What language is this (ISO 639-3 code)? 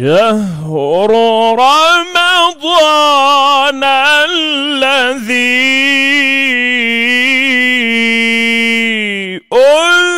ara